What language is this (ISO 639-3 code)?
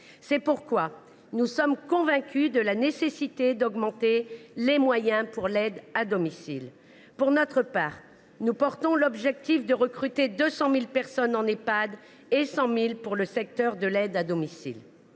fra